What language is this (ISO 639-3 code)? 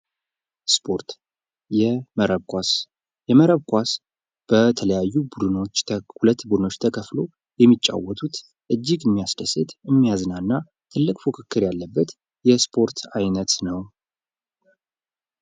amh